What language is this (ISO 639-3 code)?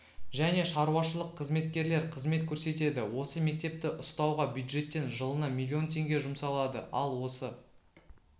kaz